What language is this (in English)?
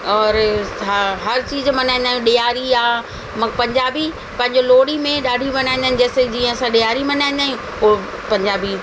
Sindhi